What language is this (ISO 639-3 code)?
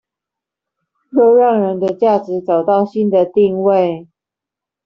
zho